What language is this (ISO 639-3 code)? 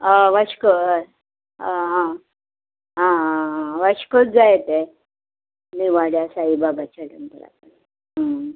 kok